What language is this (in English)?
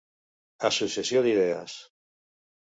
Catalan